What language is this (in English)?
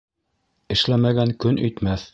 Bashkir